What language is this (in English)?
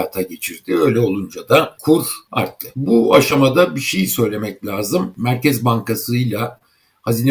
Turkish